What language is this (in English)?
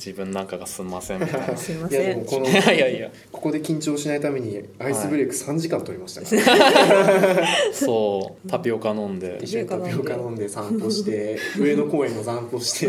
Japanese